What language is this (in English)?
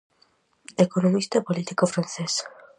Galician